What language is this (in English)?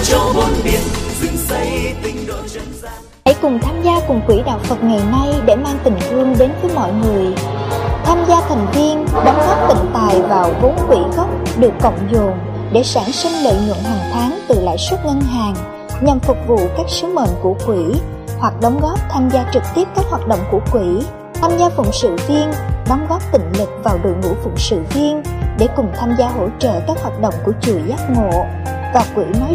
Vietnamese